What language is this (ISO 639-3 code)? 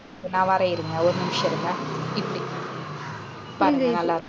tam